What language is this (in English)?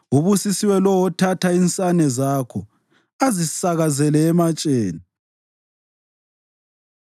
North Ndebele